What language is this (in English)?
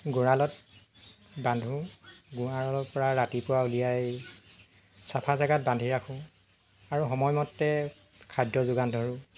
Assamese